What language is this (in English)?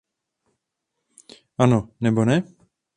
Czech